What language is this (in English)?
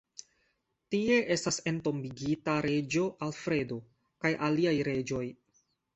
Esperanto